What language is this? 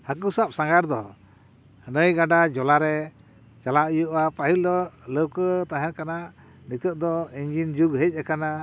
Santali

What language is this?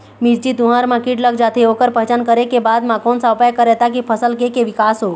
Chhattisgarhi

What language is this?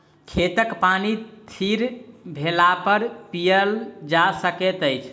Maithili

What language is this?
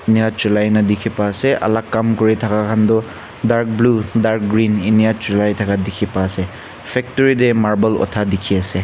Naga Pidgin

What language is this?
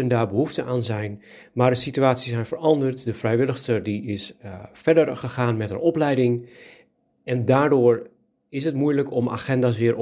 Dutch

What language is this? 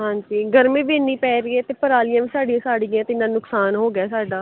Punjabi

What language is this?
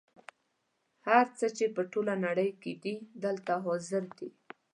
Pashto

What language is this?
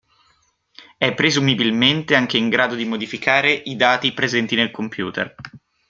Italian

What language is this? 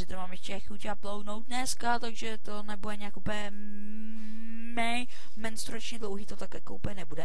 Czech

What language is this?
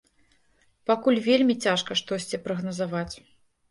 Belarusian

